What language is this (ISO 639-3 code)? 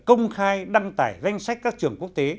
vie